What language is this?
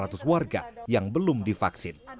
Indonesian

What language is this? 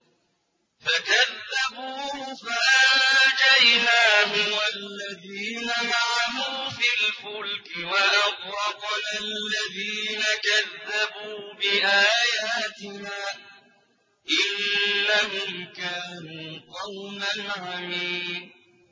Arabic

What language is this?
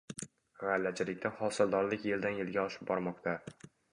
Uzbek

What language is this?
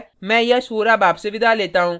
Hindi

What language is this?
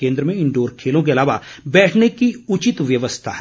Hindi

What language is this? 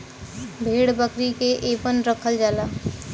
Bhojpuri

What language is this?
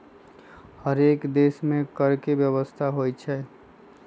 Magahi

